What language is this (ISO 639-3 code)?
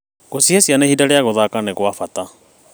kik